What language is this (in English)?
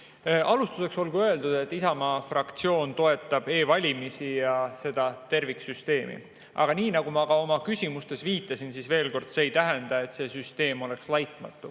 Estonian